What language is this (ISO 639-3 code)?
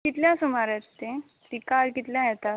kok